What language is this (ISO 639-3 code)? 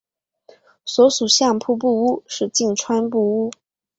zho